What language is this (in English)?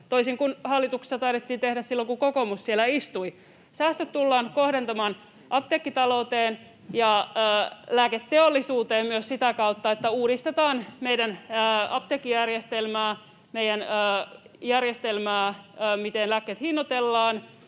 Finnish